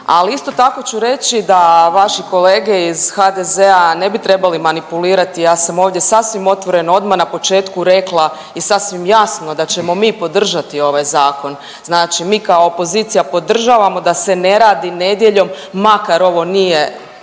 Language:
Croatian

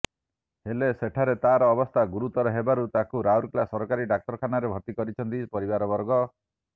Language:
Odia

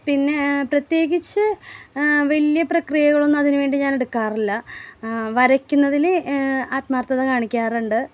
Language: Malayalam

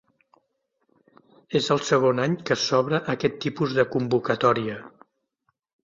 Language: Catalan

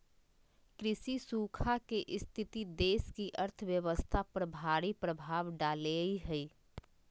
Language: Magahi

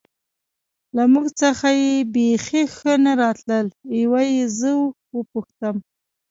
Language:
Pashto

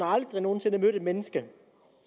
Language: Danish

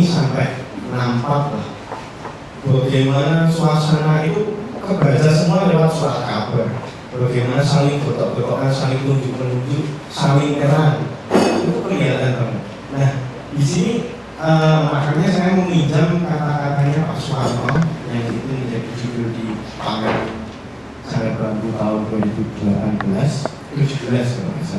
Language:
Indonesian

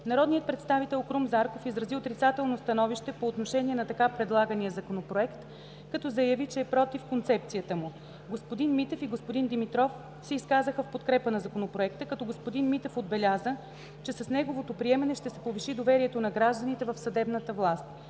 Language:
Bulgarian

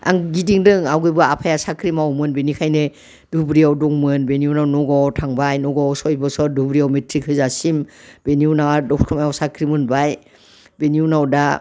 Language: Bodo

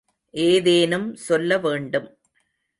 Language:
Tamil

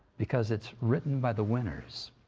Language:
English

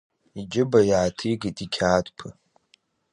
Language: Abkhazian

